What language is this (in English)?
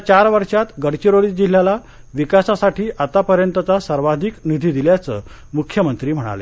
Marathi